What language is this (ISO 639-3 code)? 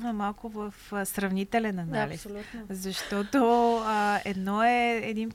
bul